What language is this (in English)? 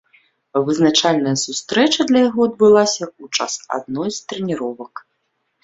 Belarusian